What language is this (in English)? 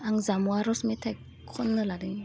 Bodo